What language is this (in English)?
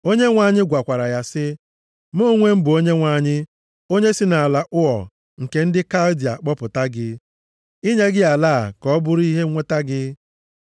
Igbo